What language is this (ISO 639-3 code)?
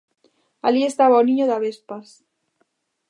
glg